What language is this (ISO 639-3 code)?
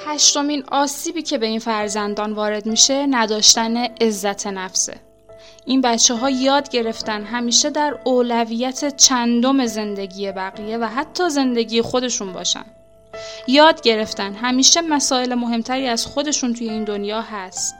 fas